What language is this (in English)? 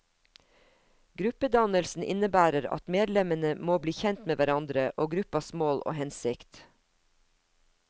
Norwegian